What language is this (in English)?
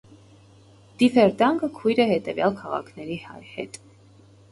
Armenian